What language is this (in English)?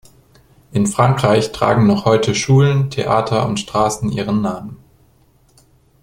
German